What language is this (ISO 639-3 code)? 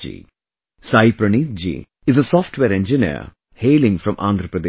eng